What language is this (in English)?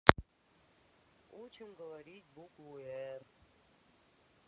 Russian